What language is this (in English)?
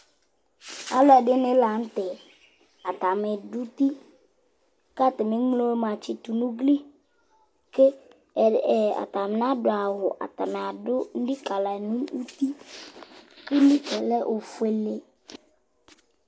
Ikposo